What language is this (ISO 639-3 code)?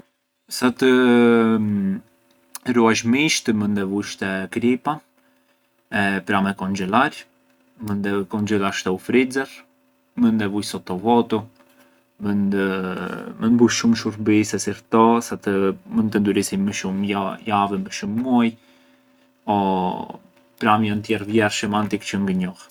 aae